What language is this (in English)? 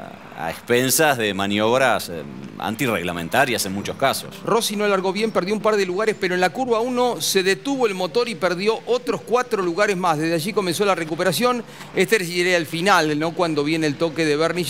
Spanish